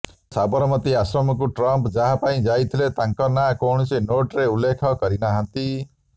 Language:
Odia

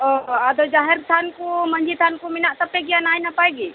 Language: Santali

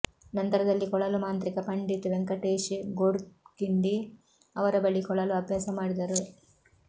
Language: Kannada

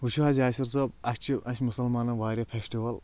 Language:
Kashmiri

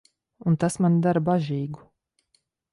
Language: Latvian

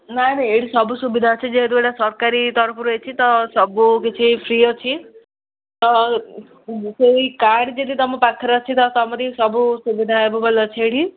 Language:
Odia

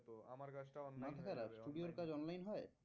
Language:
Bangla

